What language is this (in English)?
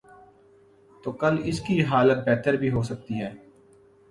Urdu